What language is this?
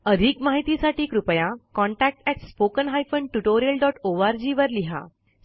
Marathi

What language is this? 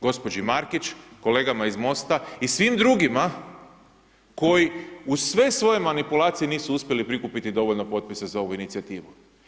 Croatian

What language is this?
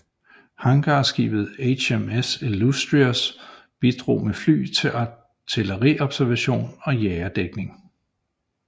Danish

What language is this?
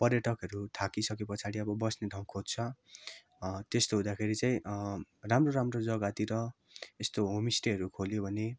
Nepali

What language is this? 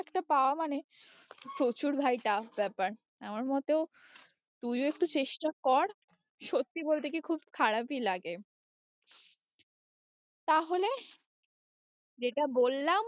Bangla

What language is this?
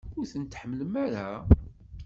Kabyle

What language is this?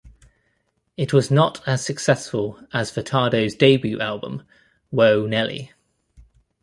English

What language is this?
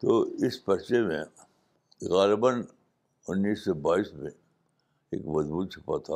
Urdu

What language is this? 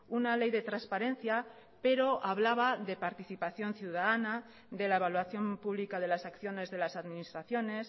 Spanish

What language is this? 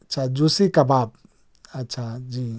Urdu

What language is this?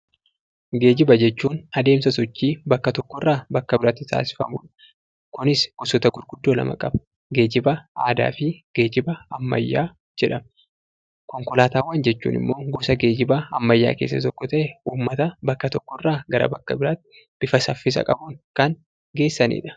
Oromo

